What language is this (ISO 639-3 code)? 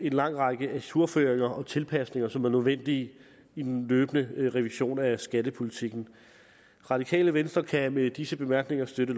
dan